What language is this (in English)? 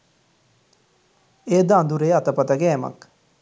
Sinhala